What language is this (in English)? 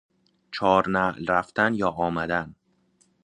Persian